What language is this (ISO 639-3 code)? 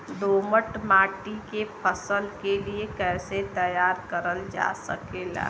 bho